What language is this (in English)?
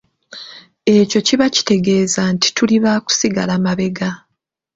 Ganda